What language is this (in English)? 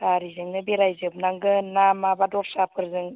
Bodo